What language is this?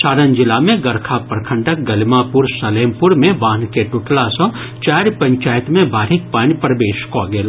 Maithili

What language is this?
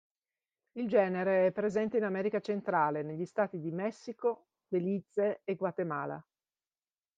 Italian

